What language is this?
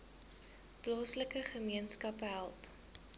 Afrikaans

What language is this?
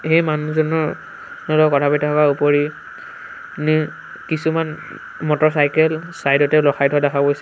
Assamese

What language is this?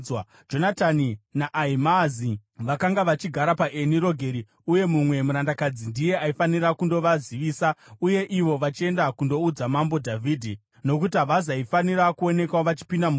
Shona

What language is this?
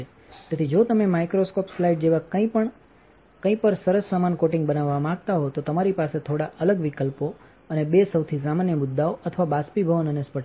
Gujarati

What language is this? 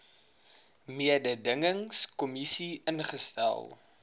Afrikaans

